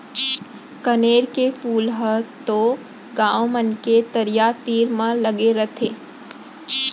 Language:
Chhattisgarhi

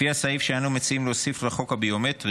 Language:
Hebrew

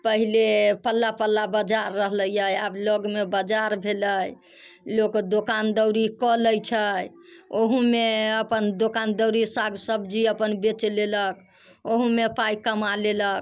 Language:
Maithili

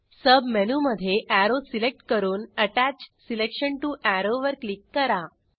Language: Marathi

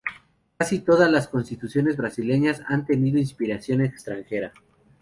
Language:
Spanish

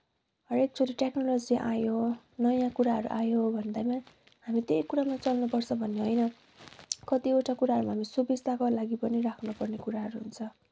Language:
Nepali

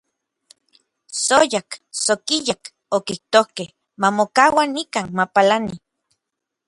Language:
Orizaba Nahuatl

